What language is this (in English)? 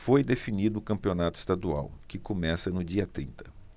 Portuguese